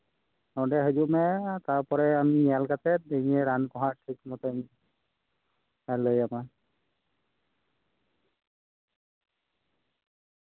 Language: Santali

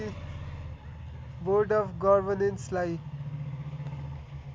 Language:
Nepali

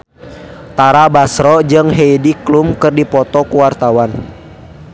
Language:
Sundanese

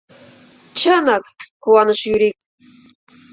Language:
Mari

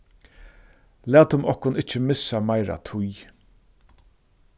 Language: Faroese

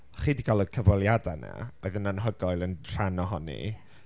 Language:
Welsh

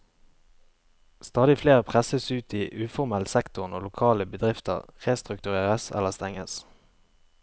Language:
Norwegian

